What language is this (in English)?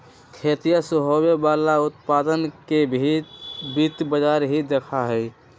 Magahi